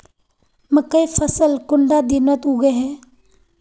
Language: Magahi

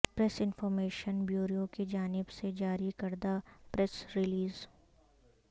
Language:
Urdu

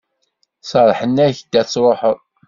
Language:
Kabyle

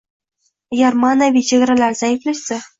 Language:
Uzbek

